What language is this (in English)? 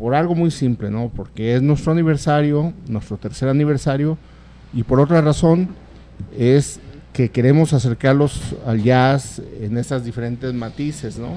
Spanish